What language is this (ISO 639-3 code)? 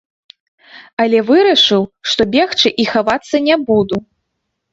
bel